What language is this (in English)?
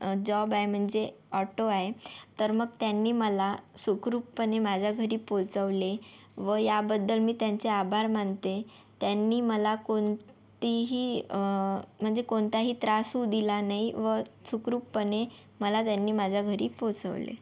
Marathi